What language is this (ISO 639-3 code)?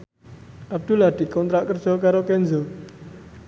jav